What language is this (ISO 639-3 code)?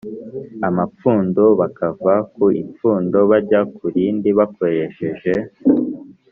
kin